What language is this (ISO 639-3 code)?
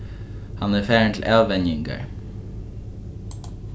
fao